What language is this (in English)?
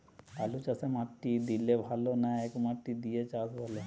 Bangla